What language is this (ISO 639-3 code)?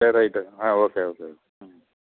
tam